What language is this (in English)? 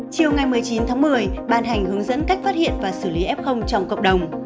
Vietnamese